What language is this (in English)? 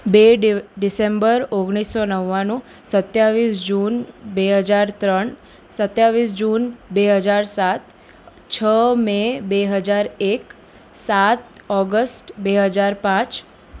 Gujarati